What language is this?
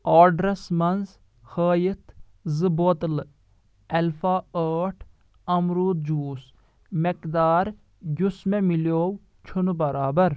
Kashmiri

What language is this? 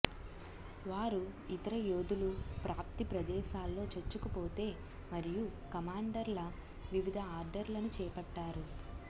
Telugu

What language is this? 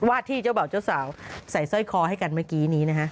Thai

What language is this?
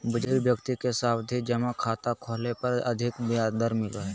Magahi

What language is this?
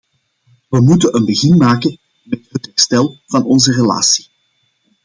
Dutch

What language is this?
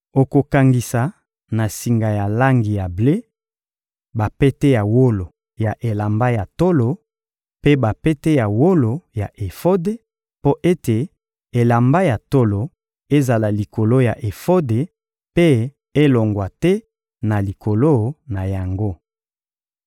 Lingala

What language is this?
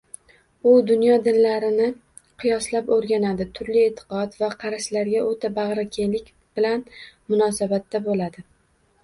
Uzbek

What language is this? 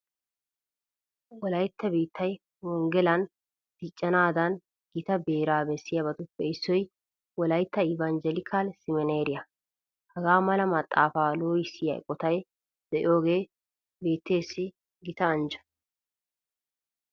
Wolaytta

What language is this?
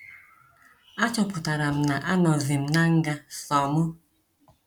Igbo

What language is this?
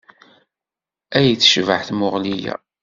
Kabyle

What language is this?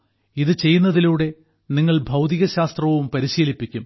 Malayalam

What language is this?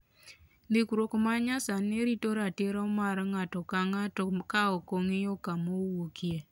Luo (Kenya and Tanzania)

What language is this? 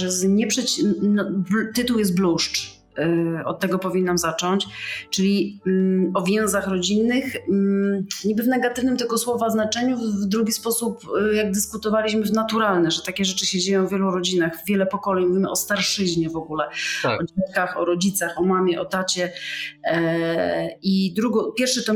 Polish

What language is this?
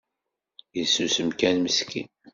Kabyle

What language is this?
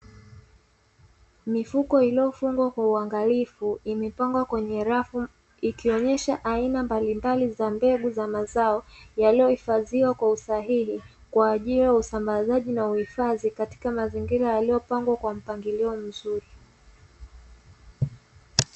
Swahili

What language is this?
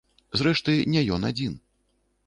Belarusian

